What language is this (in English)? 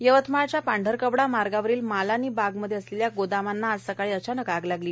Marathi